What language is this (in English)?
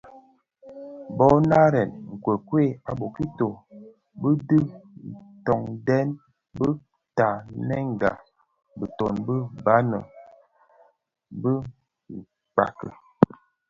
Bafia